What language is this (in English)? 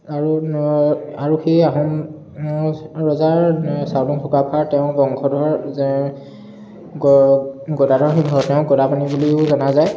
Assamese